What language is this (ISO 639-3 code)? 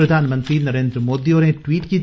doi